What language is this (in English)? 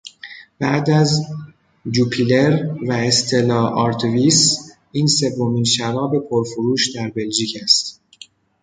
Persian